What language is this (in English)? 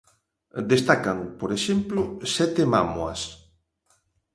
Galician